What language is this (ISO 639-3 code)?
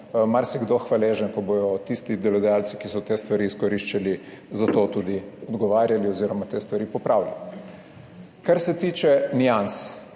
slv